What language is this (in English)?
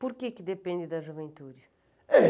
Portuguese